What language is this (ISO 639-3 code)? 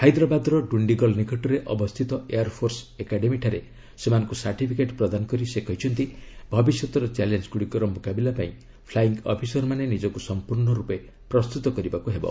ori